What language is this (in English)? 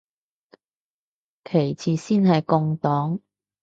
Cantonese